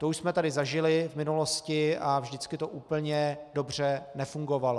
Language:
Czech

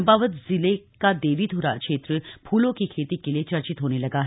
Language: Hindi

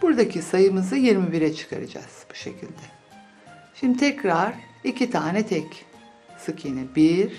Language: Turkish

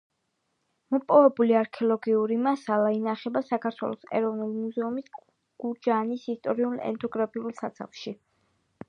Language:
Georgian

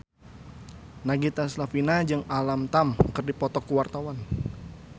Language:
Sundanese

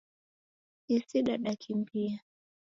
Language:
Taita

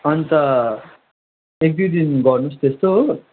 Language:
Nepali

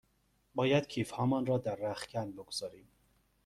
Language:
Persian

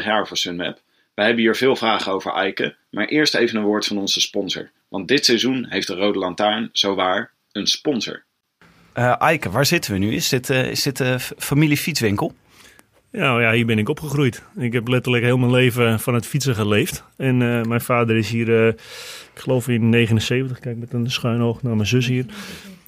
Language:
Dutch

